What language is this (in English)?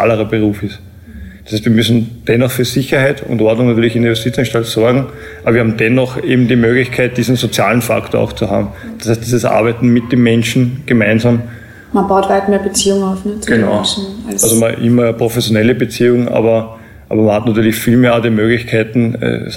German